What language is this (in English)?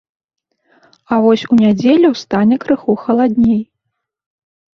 Belarusian